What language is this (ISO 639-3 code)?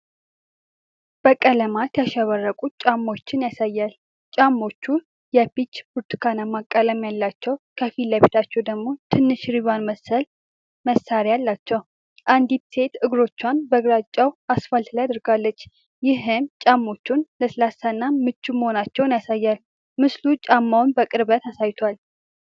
amh